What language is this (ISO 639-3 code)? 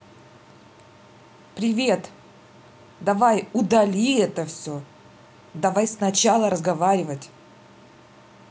rus